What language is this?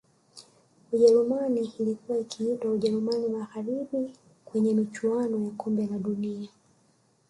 Swahili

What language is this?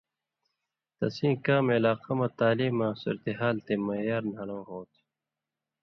Indus Kohistani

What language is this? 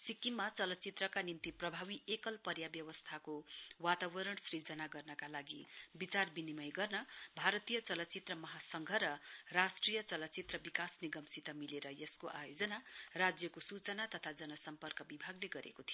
Nepali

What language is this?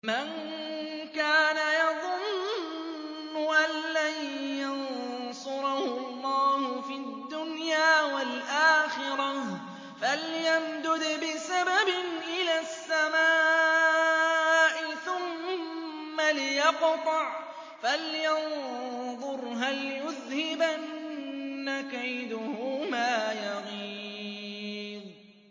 Arabic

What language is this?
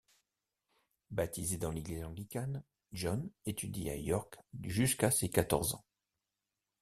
French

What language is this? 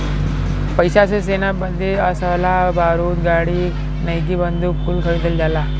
Bhojpuri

